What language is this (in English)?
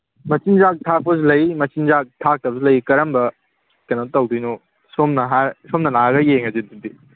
Manipuri